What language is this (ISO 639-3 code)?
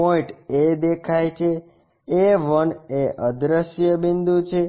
guj